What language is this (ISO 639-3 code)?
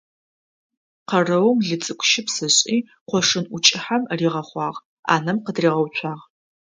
ady